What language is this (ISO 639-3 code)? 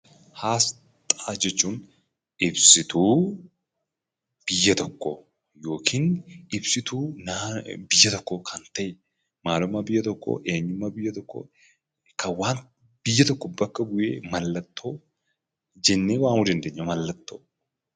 orm